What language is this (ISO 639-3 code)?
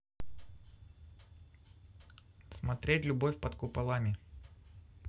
rus